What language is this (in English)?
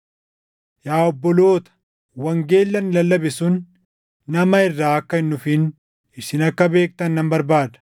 Oromo